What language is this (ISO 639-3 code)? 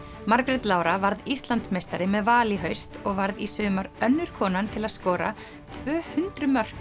isl